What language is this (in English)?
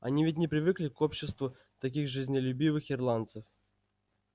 Russian